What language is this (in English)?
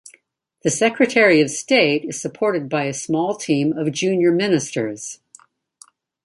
English